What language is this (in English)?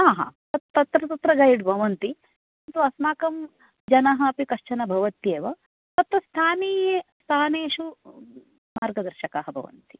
Sanskrit